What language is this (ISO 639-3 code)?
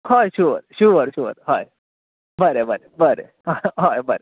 kok